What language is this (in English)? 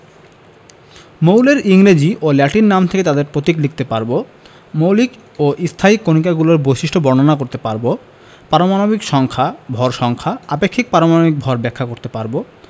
Bangla